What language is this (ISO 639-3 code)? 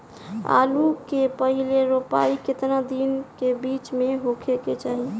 bho